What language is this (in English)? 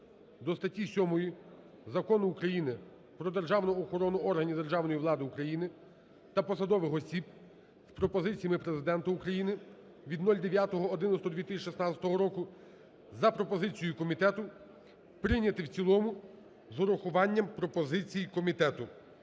Ukrainian